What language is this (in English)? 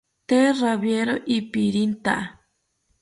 South Ucayali Ashéninka